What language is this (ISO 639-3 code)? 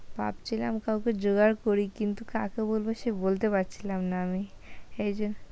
ben